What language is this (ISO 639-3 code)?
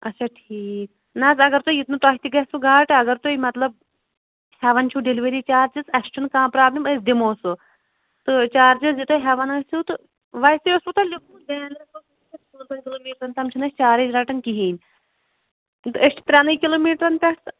kas